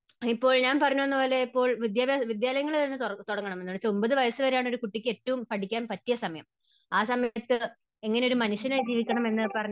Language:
Malayalam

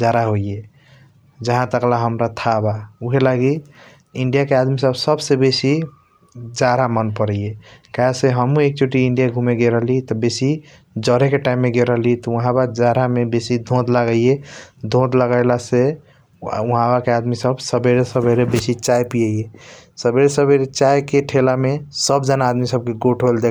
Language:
Kochila Tharu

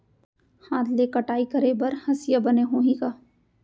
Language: Chhattisgarhi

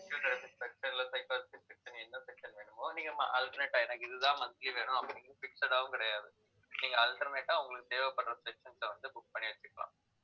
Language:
Tamil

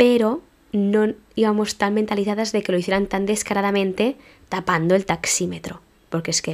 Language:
Spanish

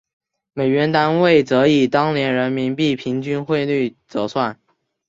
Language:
Chinese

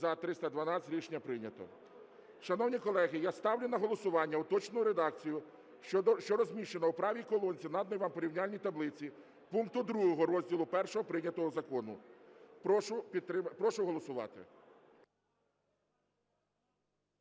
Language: Ukrainian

